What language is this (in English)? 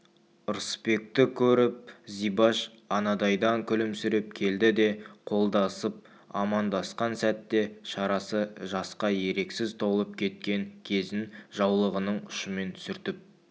Kazakh